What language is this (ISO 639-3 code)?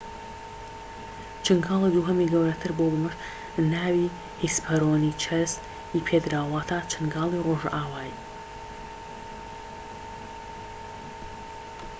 ckb